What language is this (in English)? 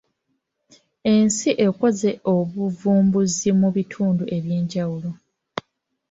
Ganda